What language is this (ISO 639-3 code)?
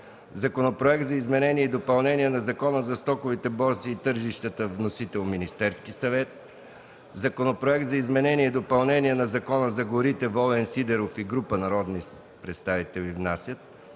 bul